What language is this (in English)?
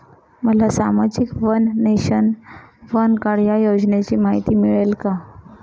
Marathi